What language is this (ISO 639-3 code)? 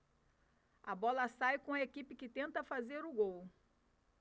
por